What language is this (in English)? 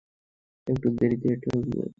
Bangla